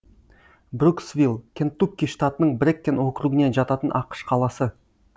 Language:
Kazakh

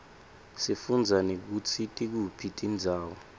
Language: Swati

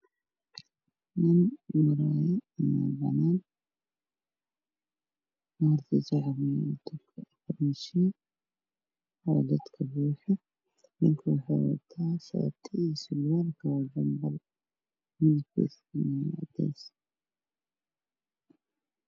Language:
Somali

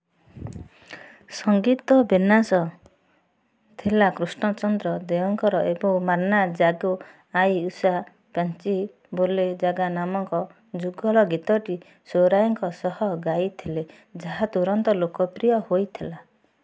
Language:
Odia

